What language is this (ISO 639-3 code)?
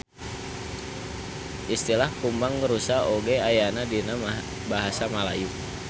sun